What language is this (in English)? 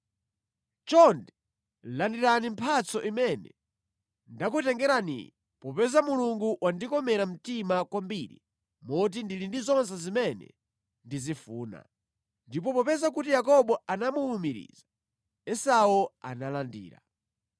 Nyanja